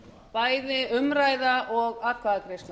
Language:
Icelandic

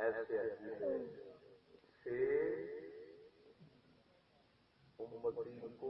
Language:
Urdu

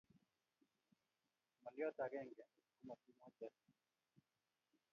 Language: Kalenjin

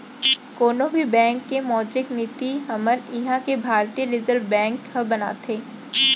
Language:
Chhattisgarhi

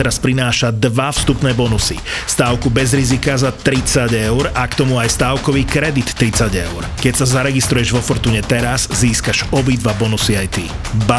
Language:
Slovak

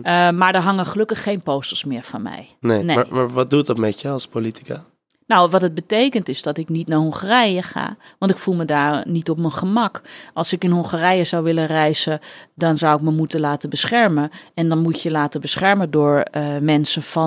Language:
Dutch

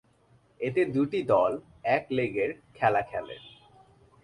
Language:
Bangla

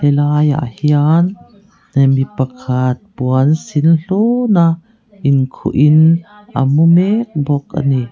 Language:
Mizo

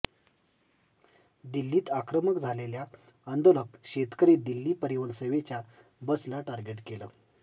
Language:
Marathi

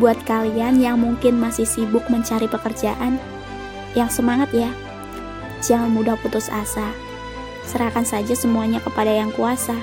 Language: Indonesian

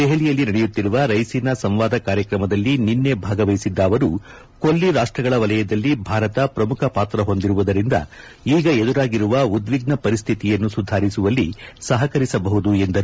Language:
Kannada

